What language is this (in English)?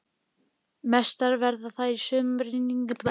Icelandic